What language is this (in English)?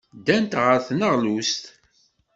Kabyle